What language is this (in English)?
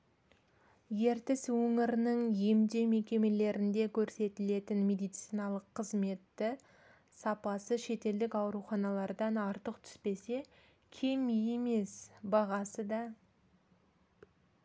Kazakh